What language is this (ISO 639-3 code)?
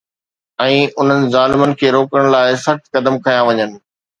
snd